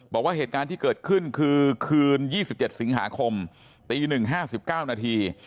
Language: Thai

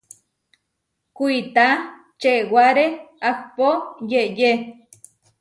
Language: Huarijio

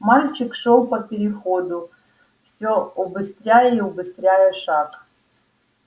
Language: Russian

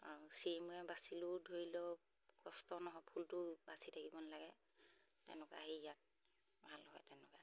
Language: Assamese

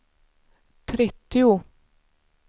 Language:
Swedish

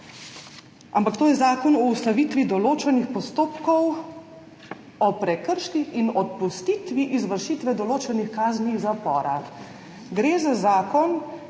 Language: Slovenian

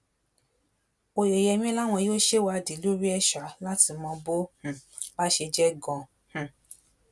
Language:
Yoruba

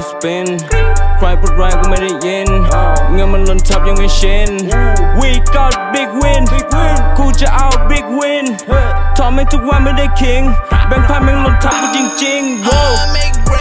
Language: Vietnamese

